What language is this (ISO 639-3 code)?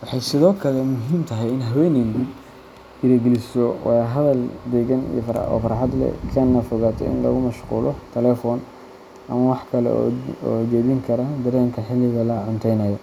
som